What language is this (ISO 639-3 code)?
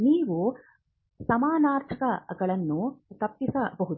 kan